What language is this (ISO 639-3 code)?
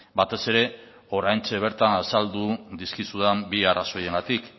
eus